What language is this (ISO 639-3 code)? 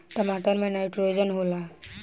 bho